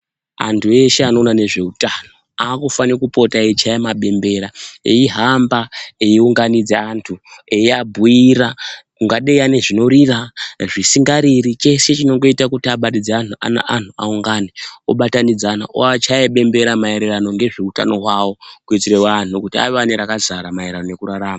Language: Ndau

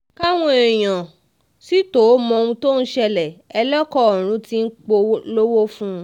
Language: Yoruba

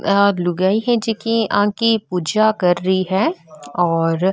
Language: Marwari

